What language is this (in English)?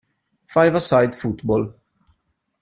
Italian